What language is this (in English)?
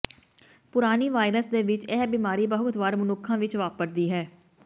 Punjabi